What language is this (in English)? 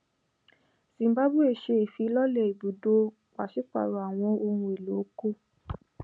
Yoruba